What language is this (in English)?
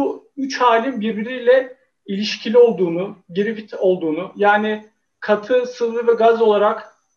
Turkish